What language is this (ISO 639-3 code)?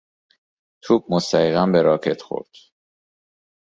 fas